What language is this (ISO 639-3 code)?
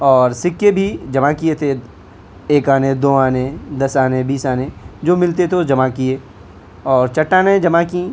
urd